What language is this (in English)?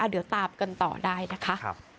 Thai